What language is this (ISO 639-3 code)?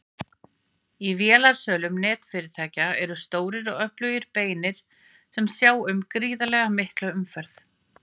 isl